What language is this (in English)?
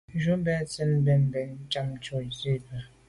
Medumba